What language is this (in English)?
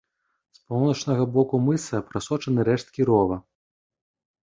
Belarusian